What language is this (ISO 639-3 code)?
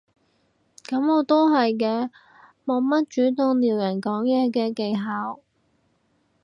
yue